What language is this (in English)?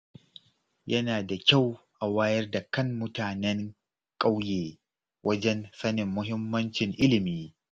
Hausa